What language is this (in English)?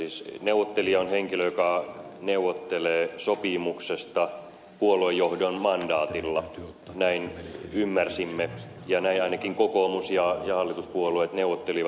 Finnish